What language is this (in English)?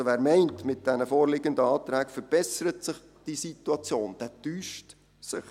Swiss German